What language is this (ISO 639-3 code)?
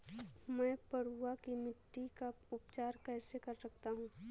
hin